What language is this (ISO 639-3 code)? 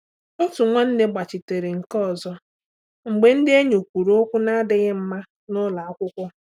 ibo